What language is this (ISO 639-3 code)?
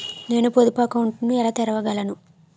tel